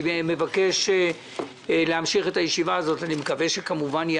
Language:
Hebrew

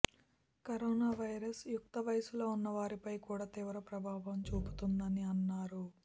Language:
Telugu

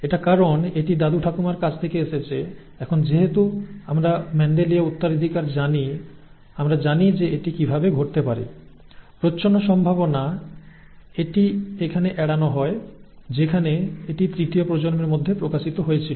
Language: Bangla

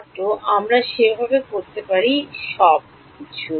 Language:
Bangla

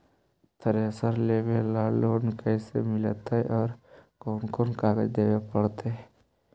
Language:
Magahi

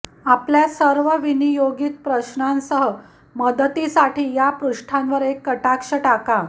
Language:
Marathi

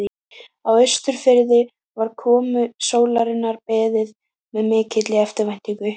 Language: Icelandic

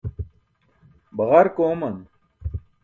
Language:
Burushaski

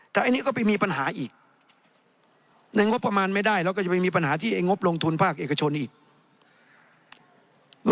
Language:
Thai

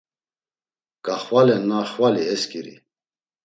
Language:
Laz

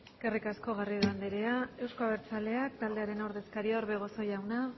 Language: Basque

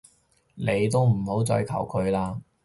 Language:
Cantonese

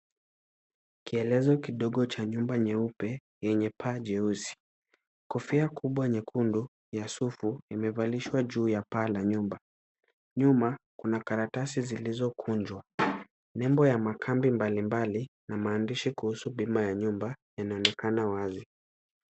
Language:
Swahili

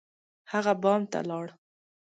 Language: Pashto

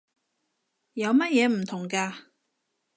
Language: Cantonese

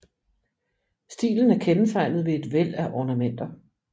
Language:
Danish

